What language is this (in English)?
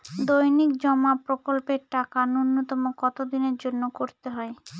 Bangla